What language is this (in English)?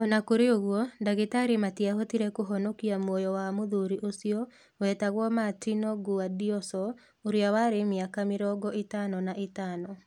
Kikuyu